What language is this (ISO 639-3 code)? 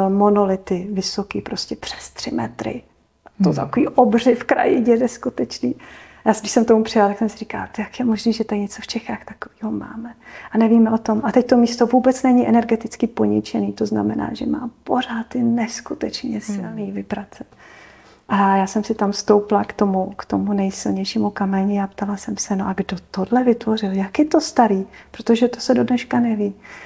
ces